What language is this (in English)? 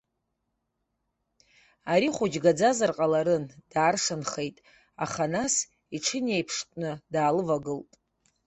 Abkhazian